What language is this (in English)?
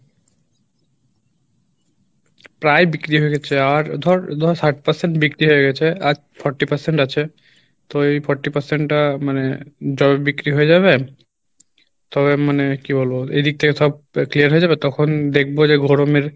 Bangla